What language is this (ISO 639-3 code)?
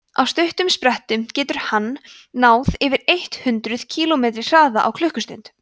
isl